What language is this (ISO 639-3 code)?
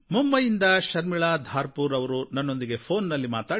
kan